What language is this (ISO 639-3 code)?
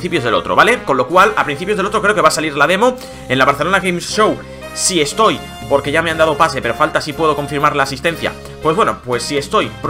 spa